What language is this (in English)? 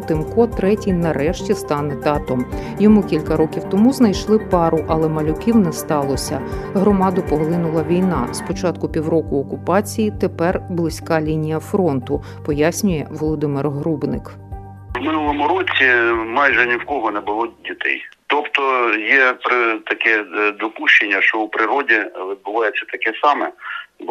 Ukrainian